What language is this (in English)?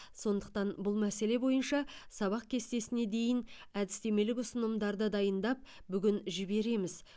Kazakh